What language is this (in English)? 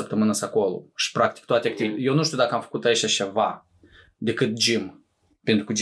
Romanian